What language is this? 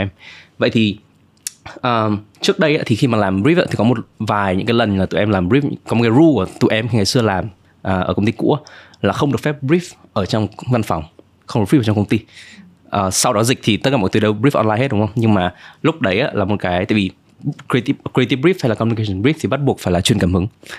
Vietnamese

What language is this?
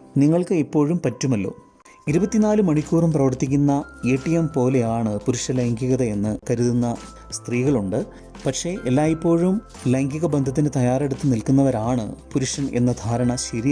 Malayalam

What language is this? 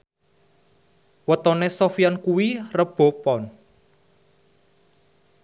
Javanese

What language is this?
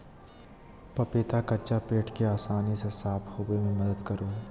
Magahi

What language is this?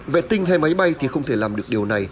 Vietnamese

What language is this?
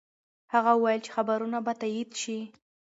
Pashto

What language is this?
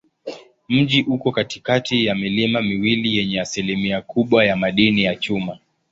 Swahili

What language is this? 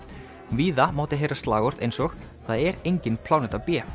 Icelandic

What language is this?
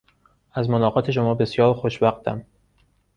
Persian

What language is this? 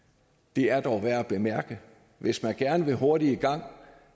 Danish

